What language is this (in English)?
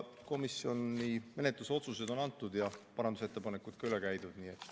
Estonian